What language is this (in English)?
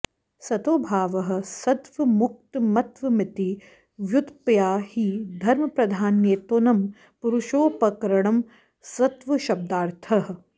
Sanskrit